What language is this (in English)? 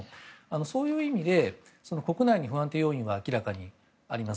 Japanese